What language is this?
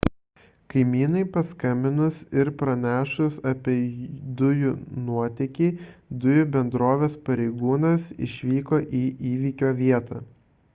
Lithuanian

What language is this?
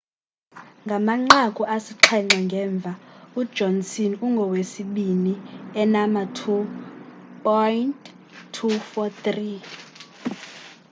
Xhosa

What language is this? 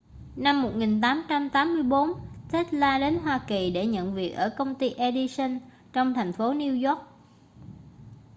Vietnamese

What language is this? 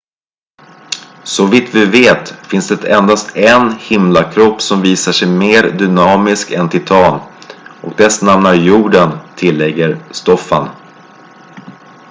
Swedish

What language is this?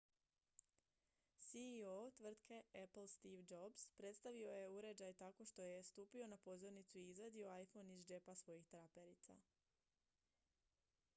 Croatian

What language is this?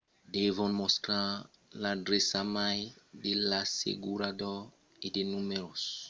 Occitan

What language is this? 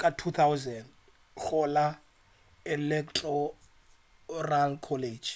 Northern Sotho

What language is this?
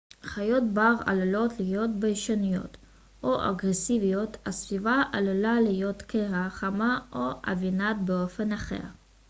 Hebrew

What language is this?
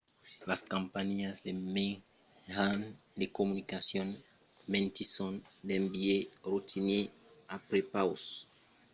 Occitan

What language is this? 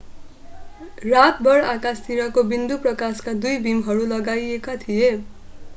Nepali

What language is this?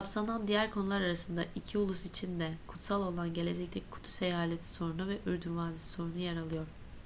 Turkish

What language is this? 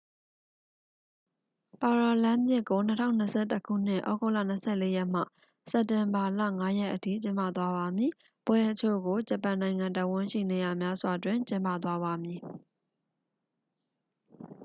Burmese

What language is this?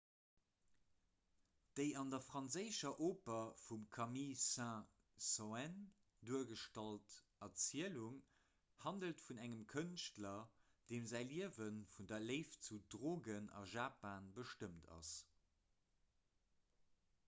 Luxembourgish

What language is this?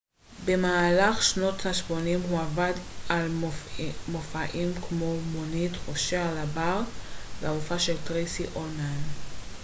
Hebrew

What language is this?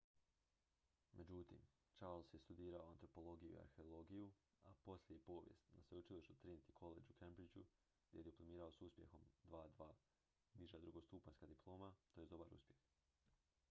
Croatian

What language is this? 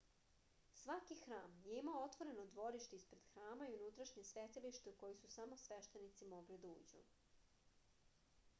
Serbian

